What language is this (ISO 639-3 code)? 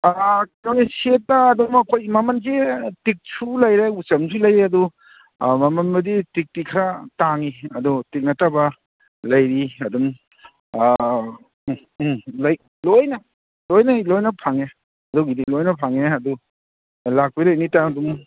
mni